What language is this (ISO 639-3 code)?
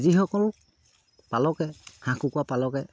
asm